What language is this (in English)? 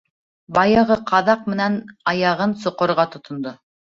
Bashkir